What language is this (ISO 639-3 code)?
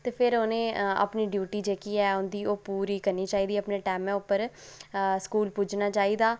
doi